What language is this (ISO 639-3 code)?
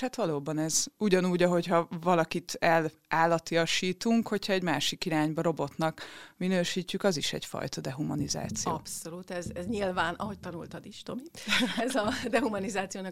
hun